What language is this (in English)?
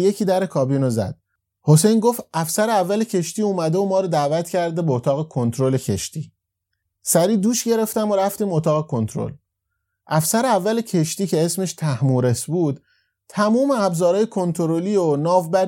Persian